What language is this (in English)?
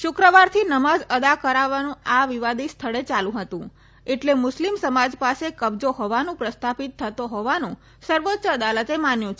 Gujarati